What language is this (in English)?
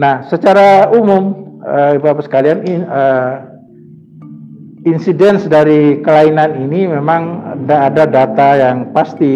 Indonesian